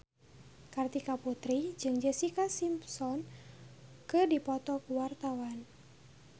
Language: Sundanese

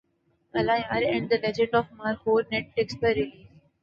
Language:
Urdu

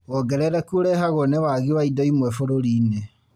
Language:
Kikuyu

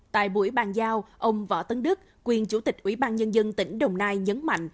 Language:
Vietnamese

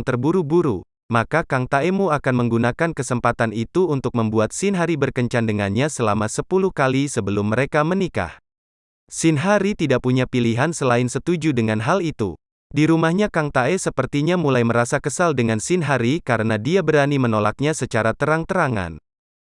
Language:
Indonesian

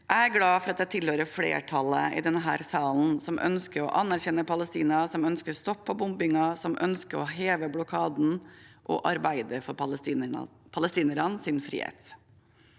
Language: Norwegian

